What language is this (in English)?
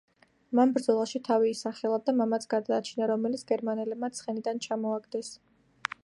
Georgian